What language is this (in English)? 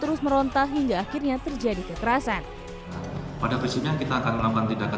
Indonesian